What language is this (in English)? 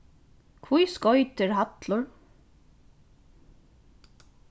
Faroese